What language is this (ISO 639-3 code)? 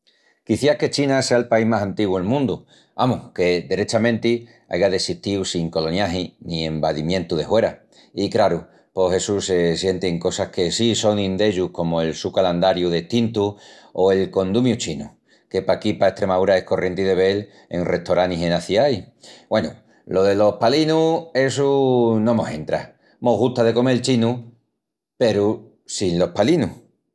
ext